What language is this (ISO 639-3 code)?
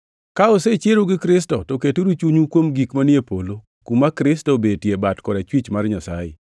luo